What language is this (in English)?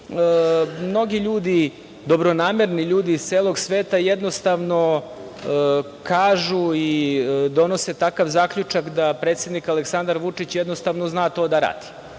Serbian